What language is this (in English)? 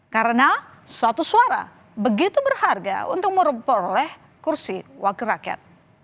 Indonesian